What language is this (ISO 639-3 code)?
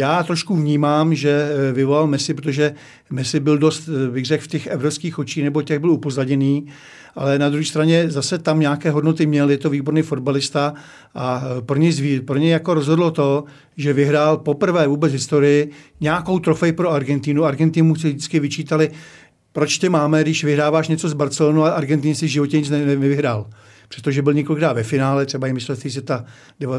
ces